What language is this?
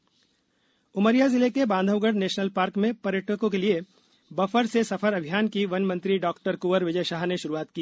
Hindi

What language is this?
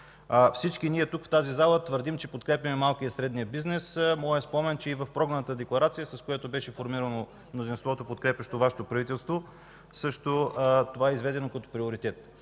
Bulgarian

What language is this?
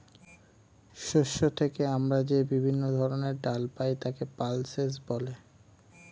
Bangla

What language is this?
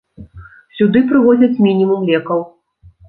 Belarusian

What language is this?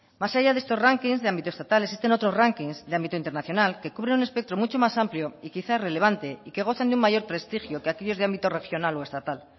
Spanish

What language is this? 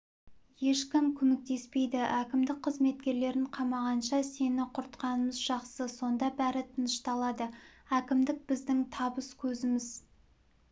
Kazakh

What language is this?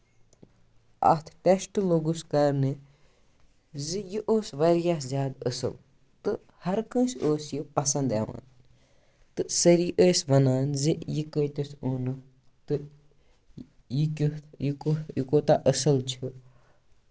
Kashmiri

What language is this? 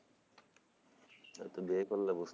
Bangla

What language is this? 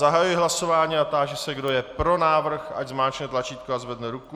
Czech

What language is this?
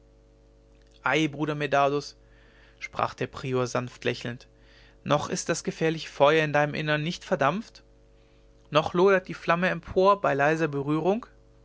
German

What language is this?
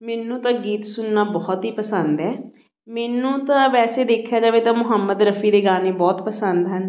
Punjabi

